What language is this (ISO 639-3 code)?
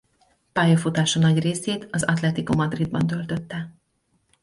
hun